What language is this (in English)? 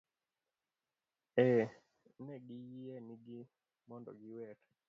Luo (Kenya and Tanzania)